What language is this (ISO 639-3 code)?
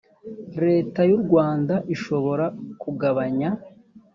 kin